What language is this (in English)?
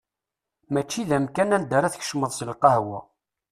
Kabyle